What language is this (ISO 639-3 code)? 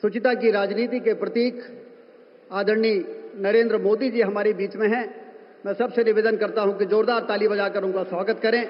hin